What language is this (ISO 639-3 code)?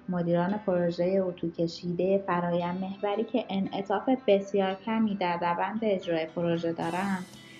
fas